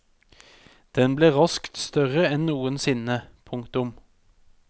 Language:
Norwegian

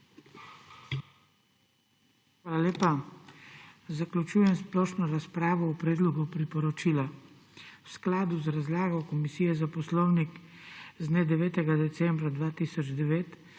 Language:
Slovenian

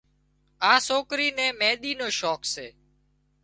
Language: Wadiyara Koli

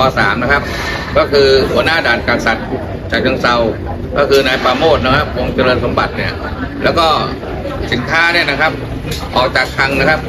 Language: Thai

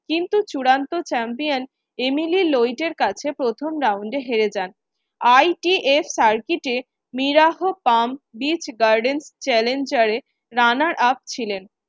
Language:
Bangla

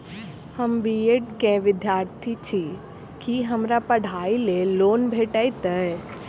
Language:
Maithili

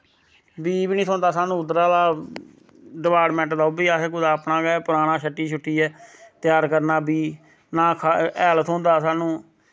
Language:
Dogri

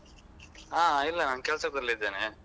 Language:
Kannada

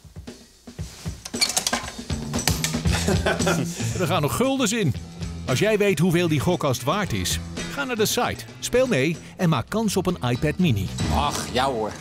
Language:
Dutch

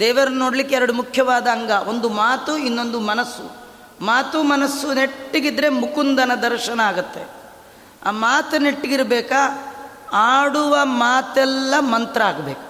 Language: Kannada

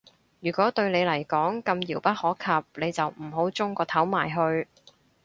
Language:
Cantonese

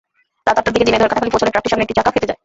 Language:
Bangla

